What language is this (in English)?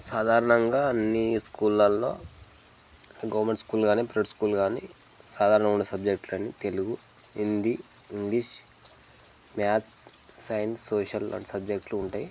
Telugu